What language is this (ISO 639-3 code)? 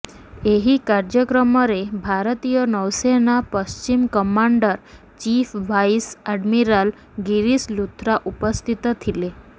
ori